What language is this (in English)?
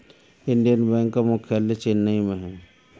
Hindi